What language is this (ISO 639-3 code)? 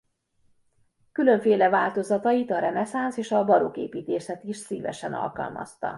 hun